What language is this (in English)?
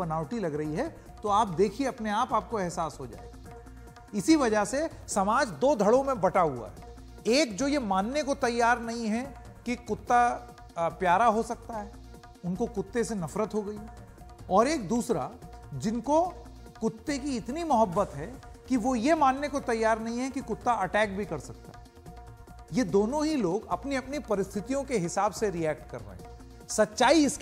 Hindi